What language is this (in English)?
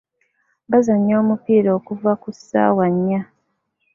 Ganda